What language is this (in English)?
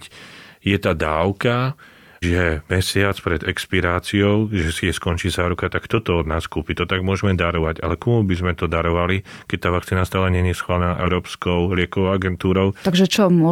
Slovak